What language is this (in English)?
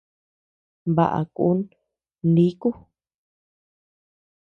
Tepeuxila Cuicatec